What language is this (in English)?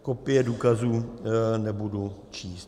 Czech